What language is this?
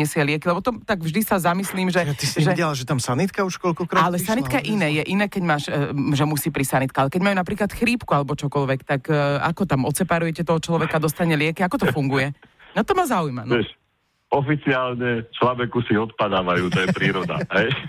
Slovak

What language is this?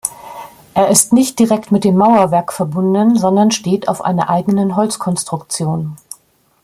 German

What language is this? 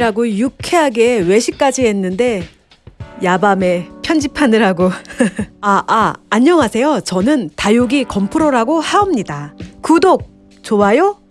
Korean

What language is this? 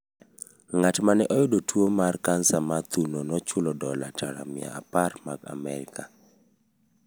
Luo (Kenya and Tanzania)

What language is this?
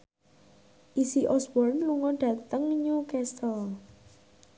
Javanese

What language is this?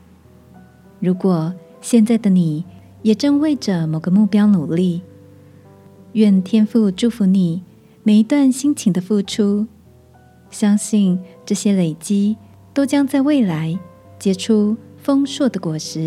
Chinese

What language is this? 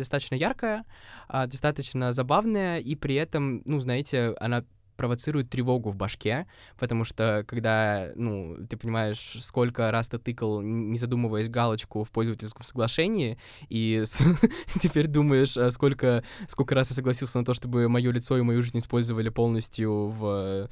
Russian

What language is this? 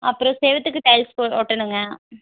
Tamil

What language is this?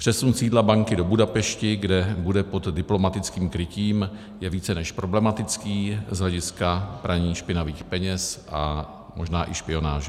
Czech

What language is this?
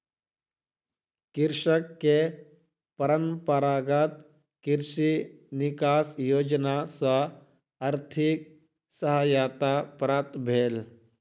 Maithili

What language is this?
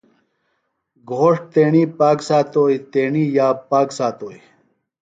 Phalura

